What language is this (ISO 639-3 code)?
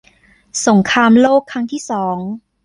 tha